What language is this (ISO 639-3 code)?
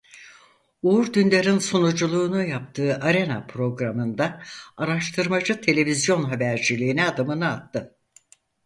tur